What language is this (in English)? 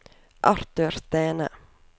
Norwegian